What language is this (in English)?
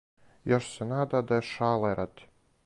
Serbian